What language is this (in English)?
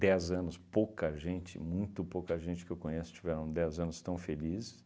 Portuguese